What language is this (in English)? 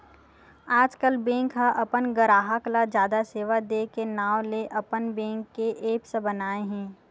Chhattisgarhi